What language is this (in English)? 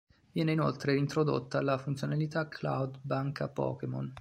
Italian